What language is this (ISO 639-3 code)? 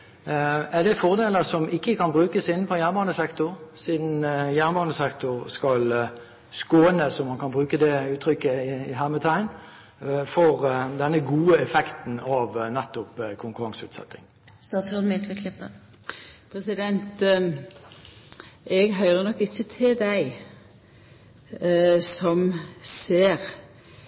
nor